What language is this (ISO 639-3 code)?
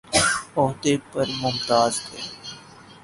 urd